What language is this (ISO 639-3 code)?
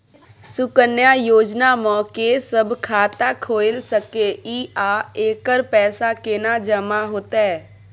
mai